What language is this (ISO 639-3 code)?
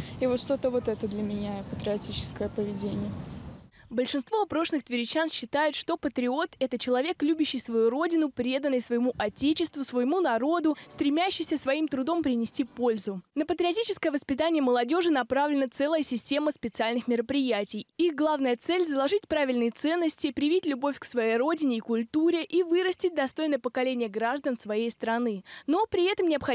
rus